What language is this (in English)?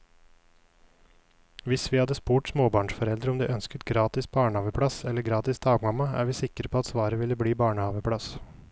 Norwegian